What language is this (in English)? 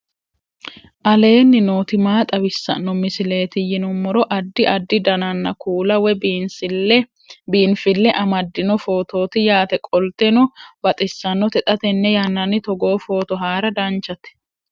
Sidamo